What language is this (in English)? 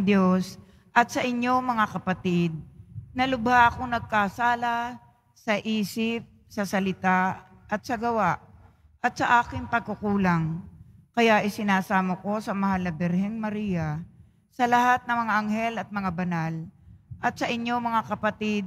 Filipino